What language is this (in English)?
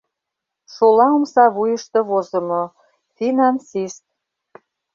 Mari